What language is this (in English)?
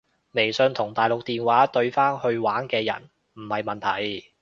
Cantonese